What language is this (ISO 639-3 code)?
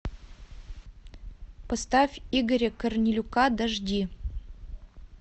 rus